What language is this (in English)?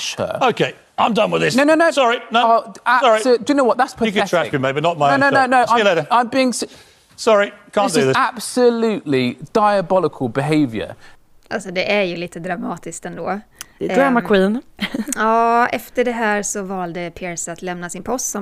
Swedish